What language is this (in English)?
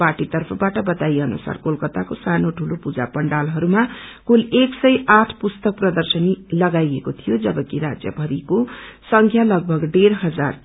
Nepali